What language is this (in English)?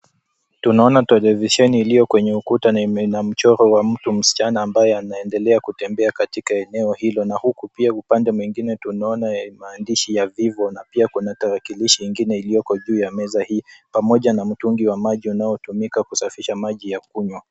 Swahili